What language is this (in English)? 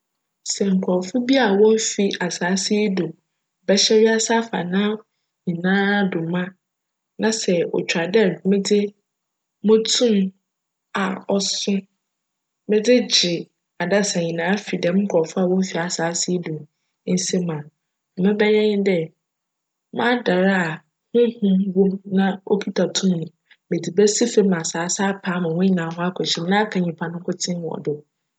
Akan